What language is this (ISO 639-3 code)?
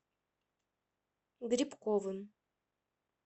rus